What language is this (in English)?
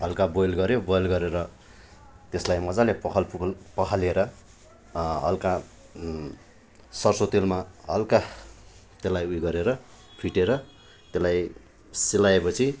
Nepali